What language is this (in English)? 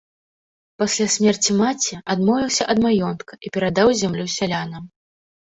Belarusian